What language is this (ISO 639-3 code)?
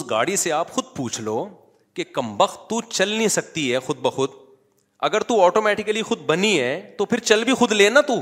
urd